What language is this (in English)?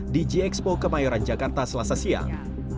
Indonesian